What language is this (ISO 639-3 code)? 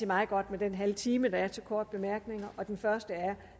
dan